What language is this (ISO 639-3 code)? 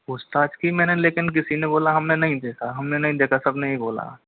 hin